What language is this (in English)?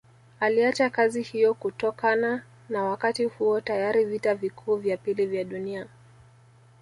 Swahili